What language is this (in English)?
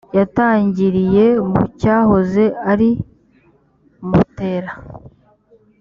Kinyarwanda